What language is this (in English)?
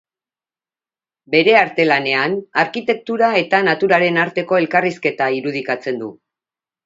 Basque